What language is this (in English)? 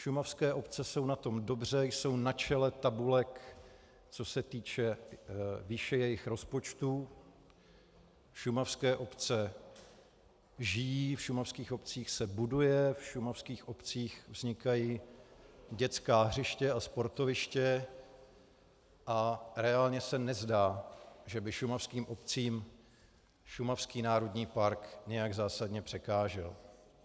Czech